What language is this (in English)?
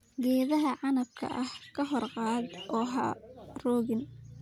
Somali